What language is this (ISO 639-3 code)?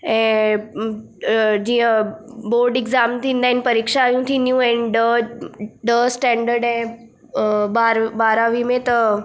snd